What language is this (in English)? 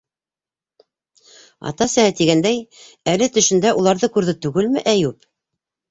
Bashkir